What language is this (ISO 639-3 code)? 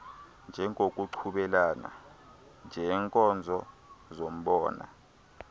xho